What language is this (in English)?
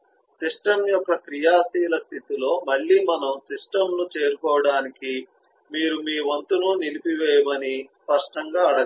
Telugu